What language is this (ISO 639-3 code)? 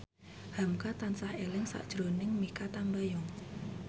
jav